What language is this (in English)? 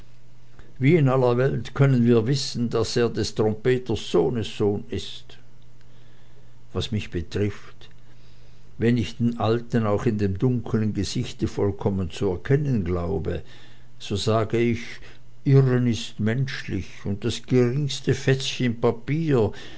German